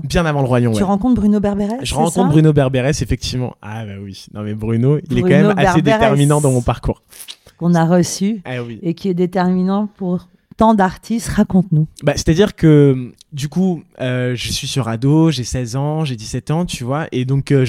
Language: French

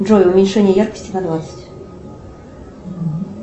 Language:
Russian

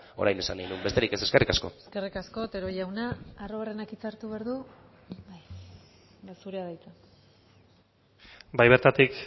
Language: Basque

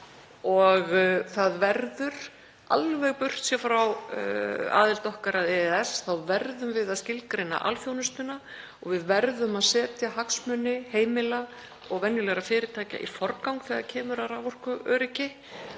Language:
Icelandic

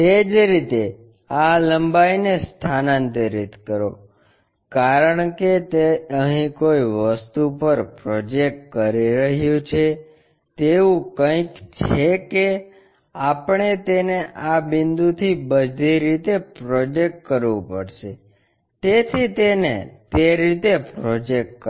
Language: Gujarati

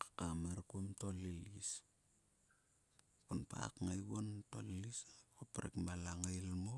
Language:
Sulka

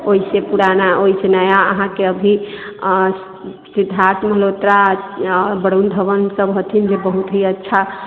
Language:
Maithili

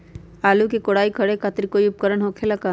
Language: Magahi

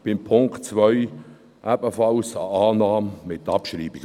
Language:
Swiss German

